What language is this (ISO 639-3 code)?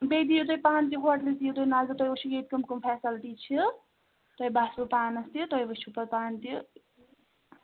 kas